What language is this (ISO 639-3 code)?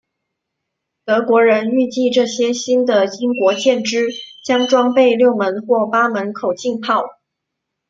zho